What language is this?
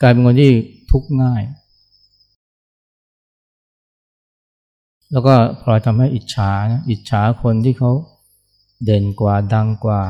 Thai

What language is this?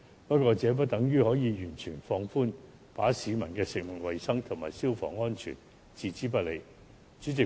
Cantonese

